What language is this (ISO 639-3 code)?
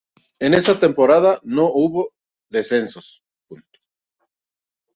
spa